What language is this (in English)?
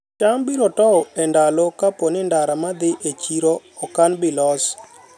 Luo (Kenya and Tanzania)